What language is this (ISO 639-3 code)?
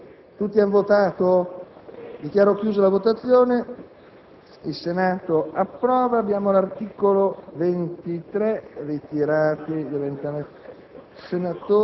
ita